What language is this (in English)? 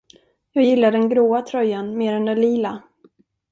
Swedish